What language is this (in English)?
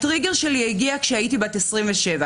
Hebrew